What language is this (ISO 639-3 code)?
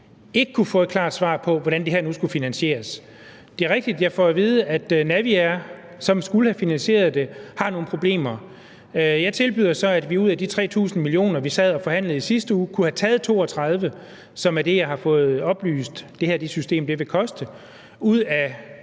dan